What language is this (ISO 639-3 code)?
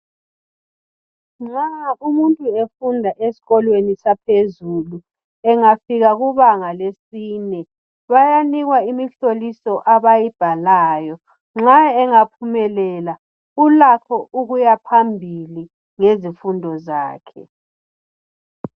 nde